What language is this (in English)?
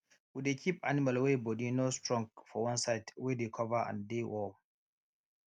Nigerian Pidgin